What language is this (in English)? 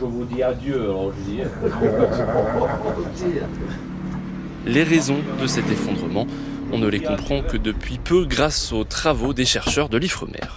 French